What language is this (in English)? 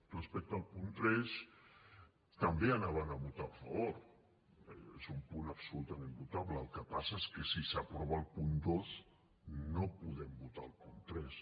Catalan